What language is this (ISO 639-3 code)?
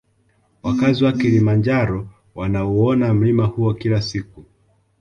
swa